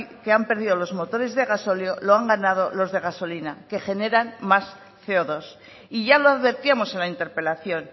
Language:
Spanish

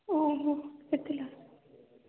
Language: Odia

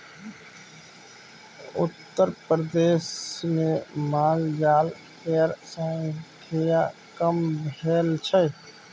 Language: Maithili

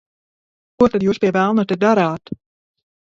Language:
Latvian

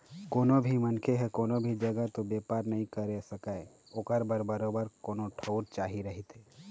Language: Chhattisgarhi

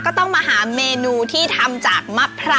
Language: Thai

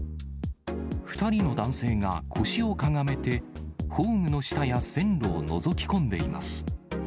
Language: Japanese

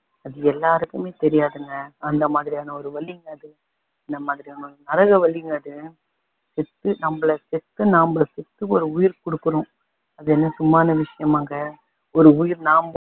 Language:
Tamil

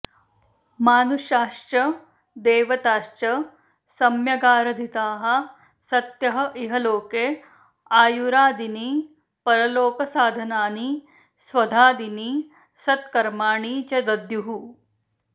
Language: Sanskrit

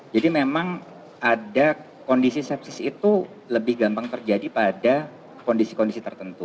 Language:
Indonesian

